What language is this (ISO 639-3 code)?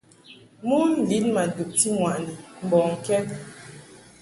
mhk